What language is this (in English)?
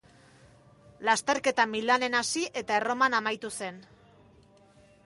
Basque